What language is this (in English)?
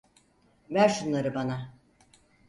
Turkish